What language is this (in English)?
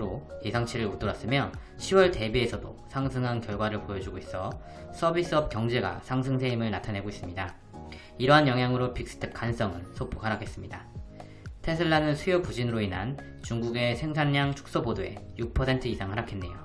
Korean